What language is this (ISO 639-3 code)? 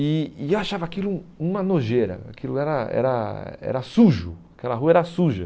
por